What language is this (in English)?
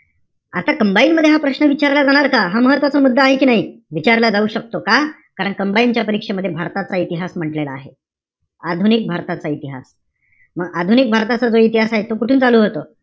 Marathi